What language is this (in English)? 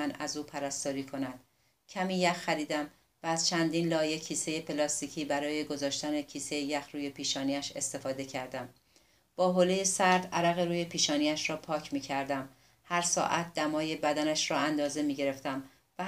Persian